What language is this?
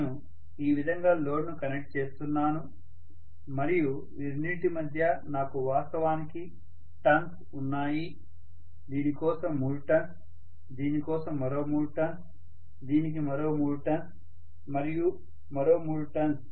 Telugu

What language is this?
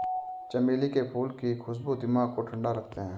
Hindi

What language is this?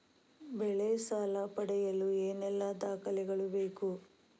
Kannada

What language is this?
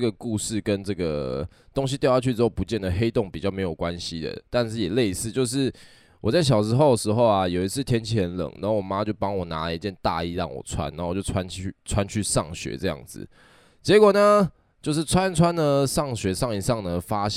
Chinese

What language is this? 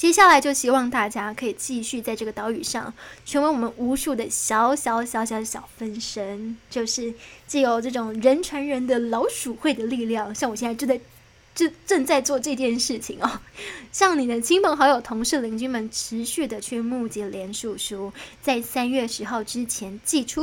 Chinese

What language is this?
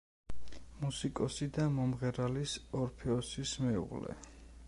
Georgian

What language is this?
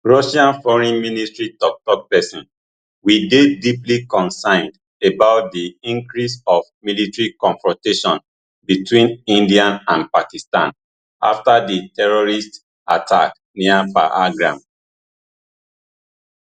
Nigerian Pidgin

